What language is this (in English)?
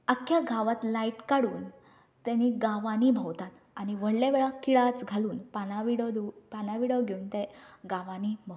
Konkani